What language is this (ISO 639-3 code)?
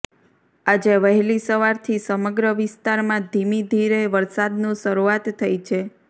guj